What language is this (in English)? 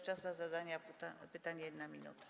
Polish